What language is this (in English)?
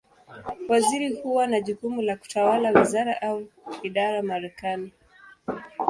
Swahili